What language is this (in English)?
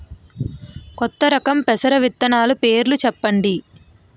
Telugu